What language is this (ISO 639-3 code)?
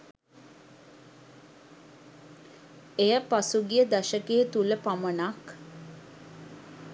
sin